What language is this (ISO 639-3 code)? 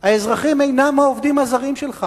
heb